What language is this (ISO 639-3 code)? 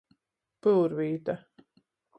ltg